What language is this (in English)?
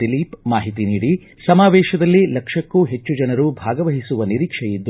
Kannada